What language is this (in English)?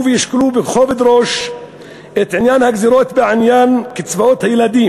Hebrew